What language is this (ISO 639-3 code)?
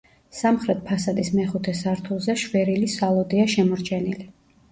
kat